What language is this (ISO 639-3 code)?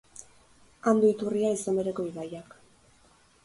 eus